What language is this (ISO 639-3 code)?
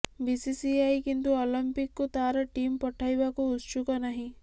ori